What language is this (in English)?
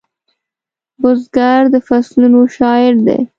Pashto